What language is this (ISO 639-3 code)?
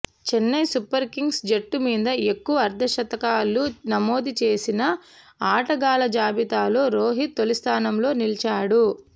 tel